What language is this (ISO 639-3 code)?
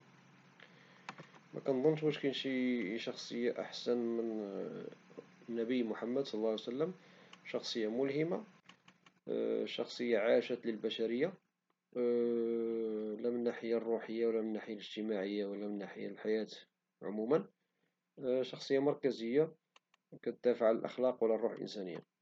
ary